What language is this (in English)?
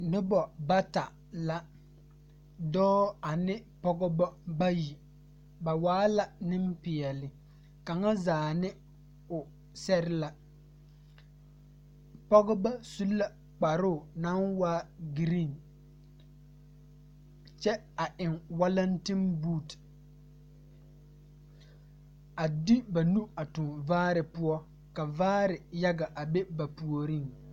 Southern Dagaare